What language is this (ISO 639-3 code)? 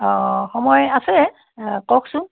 asm